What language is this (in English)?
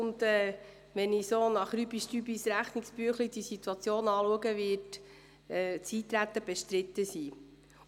Swiss German